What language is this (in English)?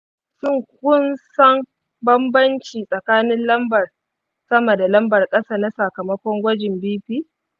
Hausa